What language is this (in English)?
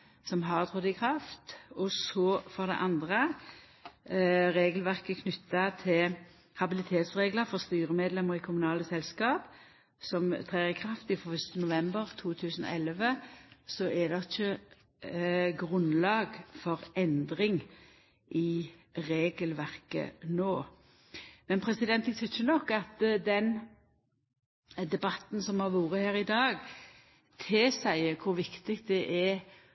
Norwegian Nynorsk